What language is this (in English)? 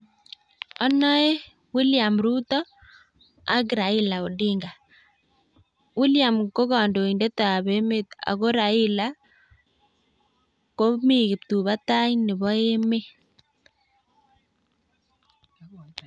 Kalenjin